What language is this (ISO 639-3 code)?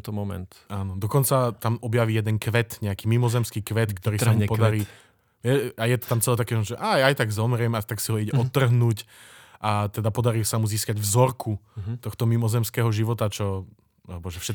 slk